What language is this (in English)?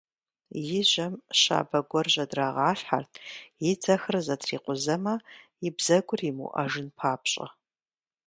Kabardian